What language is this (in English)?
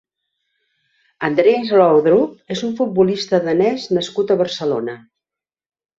Catalan